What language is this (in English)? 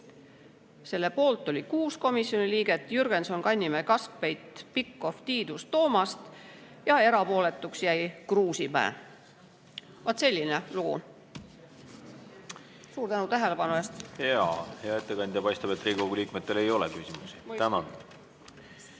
Estonian